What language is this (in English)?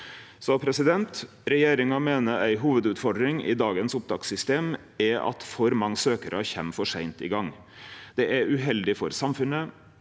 Norwegian